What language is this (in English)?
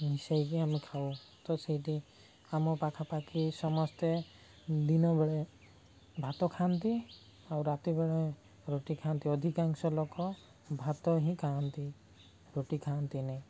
Odia